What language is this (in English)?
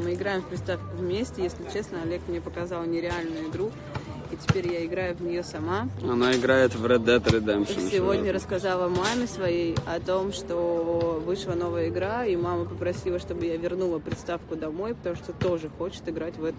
Russian